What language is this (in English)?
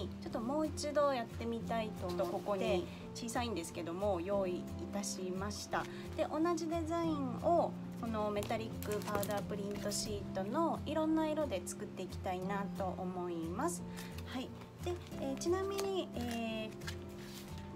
Japanese